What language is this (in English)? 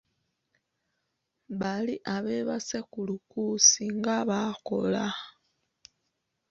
Ganda